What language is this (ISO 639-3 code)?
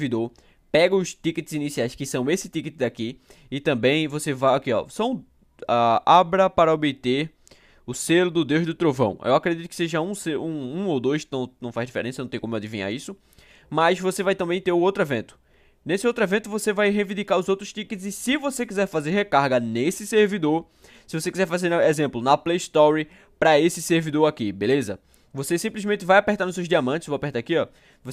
por